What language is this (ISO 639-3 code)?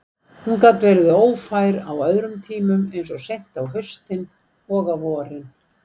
isl